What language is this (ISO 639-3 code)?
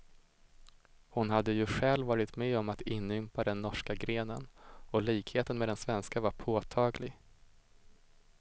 swe